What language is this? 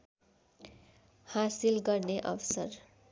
Nepali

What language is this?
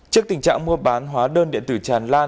Vietnamese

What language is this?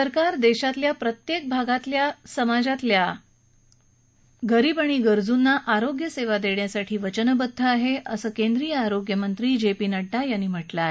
Marathi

